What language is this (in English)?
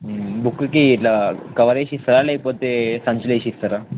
Telugu